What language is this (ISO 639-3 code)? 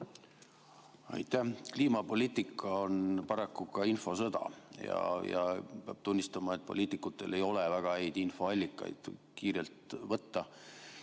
est